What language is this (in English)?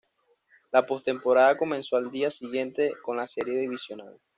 Spanish